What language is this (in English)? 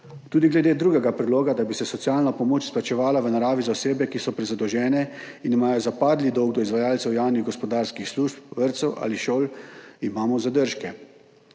Slovenian